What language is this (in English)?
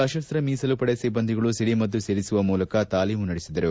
Kannada